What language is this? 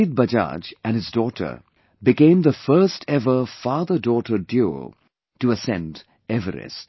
English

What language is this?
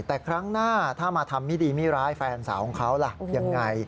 Thai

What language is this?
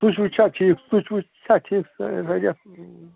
Kashmiri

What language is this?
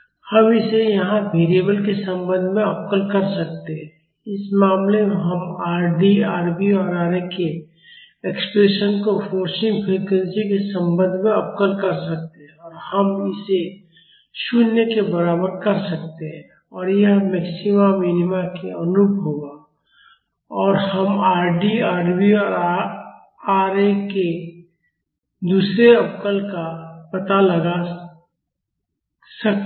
Hindi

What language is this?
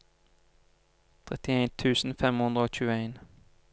Norwegian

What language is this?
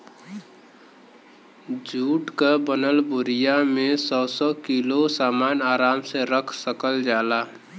Bhojpuri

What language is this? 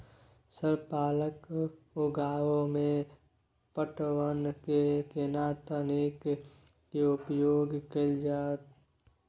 Maithili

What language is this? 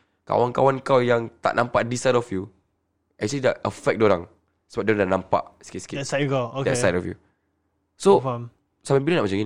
Malay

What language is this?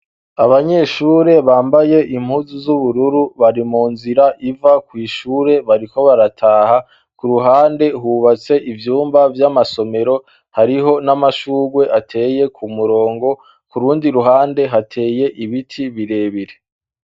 Rundi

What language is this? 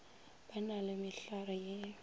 Northern Sotho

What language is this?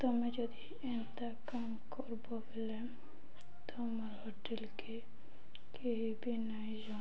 Odia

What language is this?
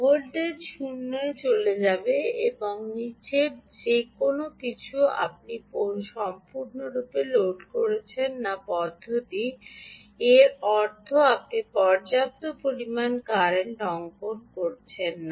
Bangla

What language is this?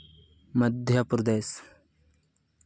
Santali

